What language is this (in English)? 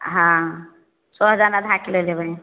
Maithili